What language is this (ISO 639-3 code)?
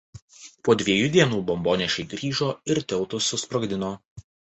lit